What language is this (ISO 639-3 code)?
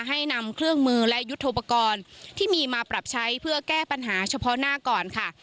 tha